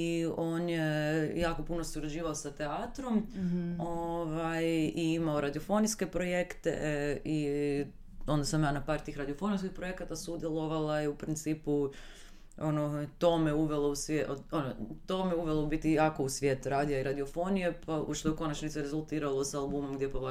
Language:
Croatian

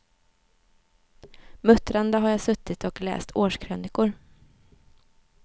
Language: Swedish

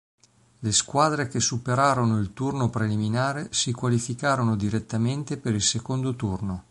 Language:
Italian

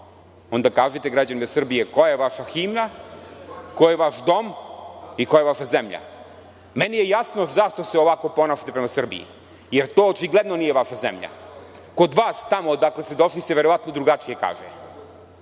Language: Serbian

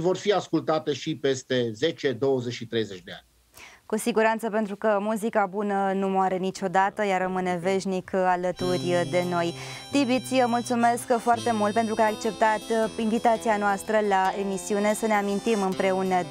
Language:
Romanian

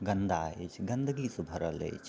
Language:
Maithili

